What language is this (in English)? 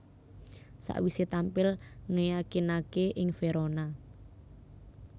Javanese